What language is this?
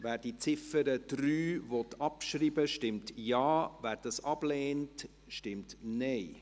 Swiss German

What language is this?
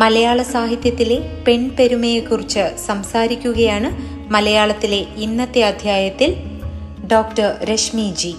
Malayalam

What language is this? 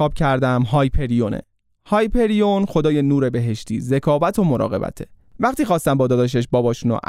Persian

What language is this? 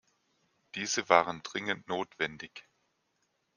German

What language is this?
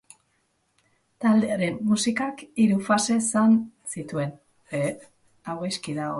Basque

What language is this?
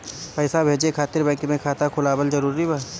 Bhojpuri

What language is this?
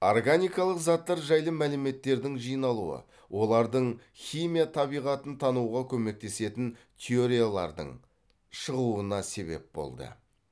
Kazakh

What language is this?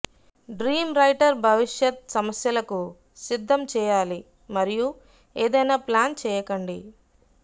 Telugu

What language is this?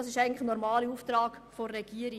Swiss German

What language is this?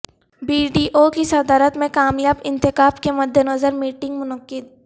Urdu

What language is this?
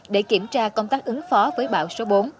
Vietnamese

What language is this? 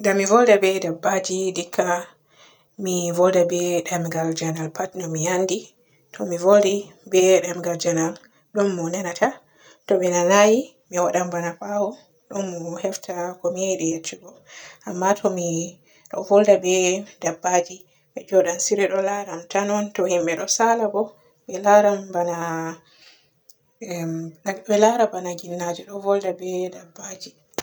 Borgu Fulfulde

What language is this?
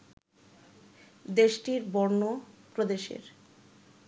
Bangla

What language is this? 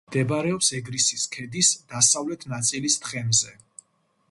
Georgian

